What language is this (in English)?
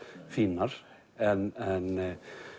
Icelandic